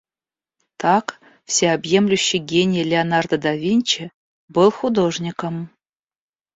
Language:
Russian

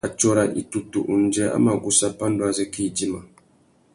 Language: Tuki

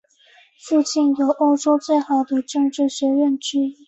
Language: Chinese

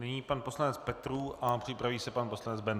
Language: Czech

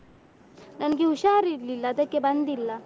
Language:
Kannada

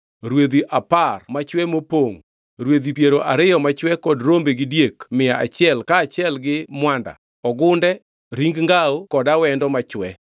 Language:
Luo (Kenya and Tanzania)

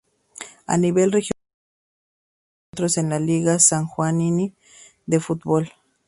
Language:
Spanish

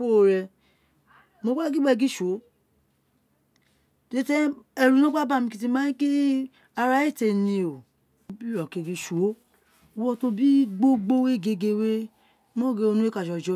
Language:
Isekiri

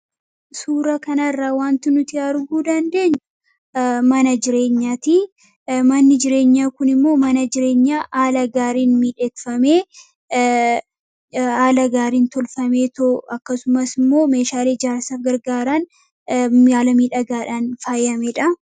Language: Oromo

